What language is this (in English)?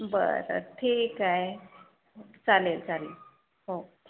Marathi